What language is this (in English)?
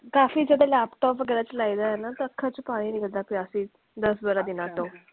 Punjabi